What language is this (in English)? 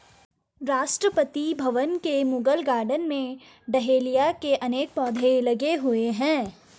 Hindi